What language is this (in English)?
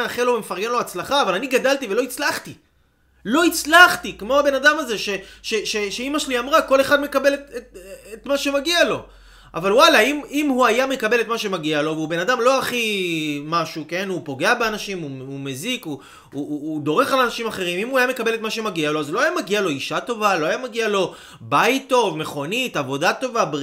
Hebrew